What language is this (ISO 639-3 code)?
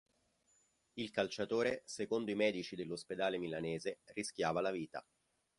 ita